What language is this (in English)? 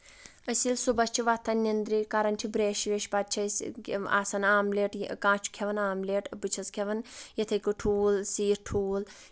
Kashmiri